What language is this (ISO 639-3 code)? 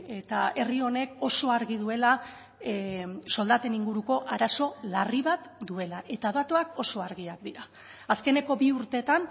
eus